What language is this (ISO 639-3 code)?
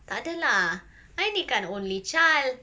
eng